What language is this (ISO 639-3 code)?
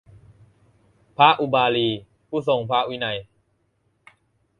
tha